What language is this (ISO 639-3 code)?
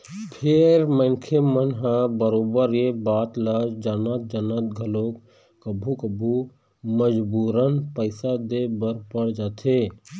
hne